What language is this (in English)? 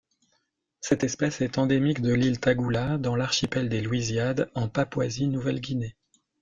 French